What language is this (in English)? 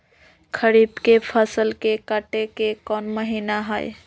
Magahi